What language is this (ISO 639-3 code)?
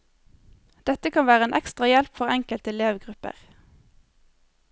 nor